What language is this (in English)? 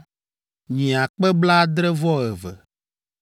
Ewe